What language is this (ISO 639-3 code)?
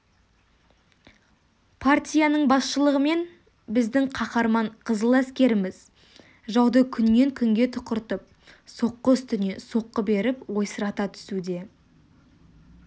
kaz